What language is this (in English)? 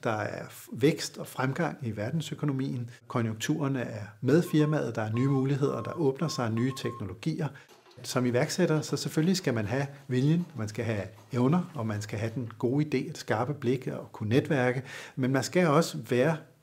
Danish